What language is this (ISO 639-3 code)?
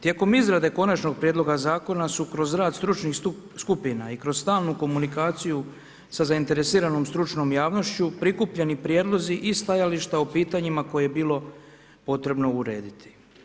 hrv